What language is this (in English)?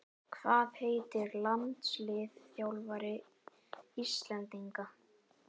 Icelandic